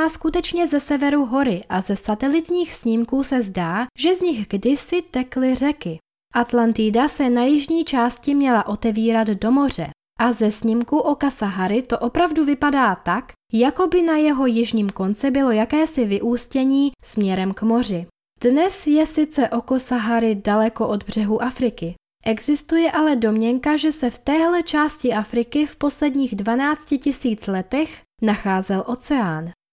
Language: Czech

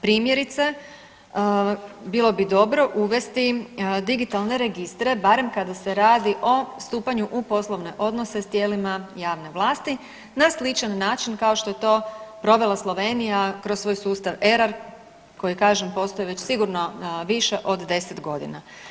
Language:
Croatian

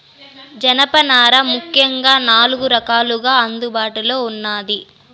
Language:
Telugu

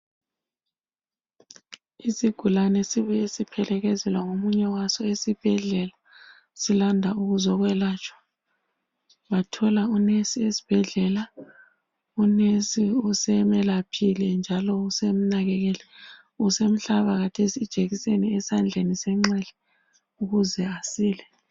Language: North Ndebele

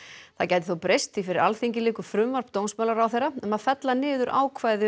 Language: Icelandic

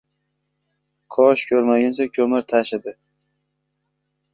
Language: Uzbek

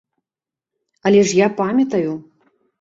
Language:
Belarusian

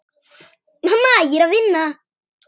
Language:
Icelandic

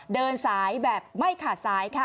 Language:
Thai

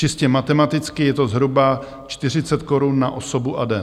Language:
Czech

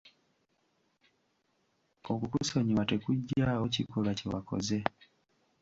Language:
Ganda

